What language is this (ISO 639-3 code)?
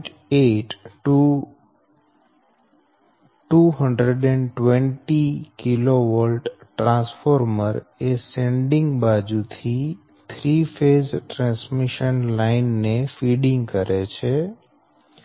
guj